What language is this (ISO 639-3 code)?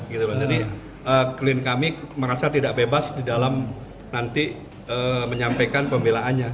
ind